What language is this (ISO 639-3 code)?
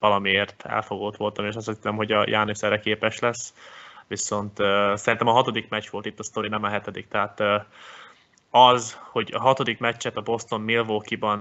hun